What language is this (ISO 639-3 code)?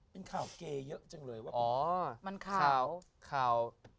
tha